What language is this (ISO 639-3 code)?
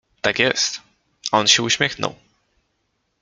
pol